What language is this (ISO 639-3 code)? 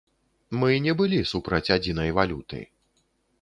bel